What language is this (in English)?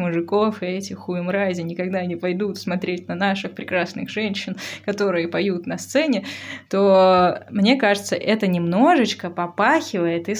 Russian